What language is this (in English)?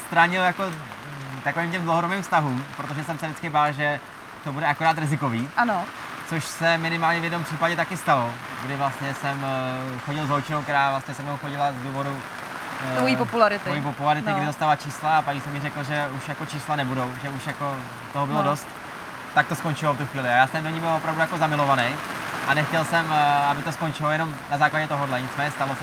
Czech